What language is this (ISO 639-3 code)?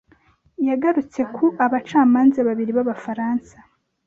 kin